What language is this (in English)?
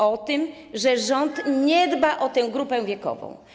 Polish